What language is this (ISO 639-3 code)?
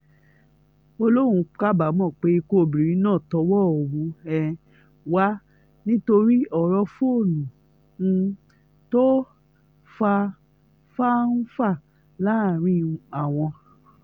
yor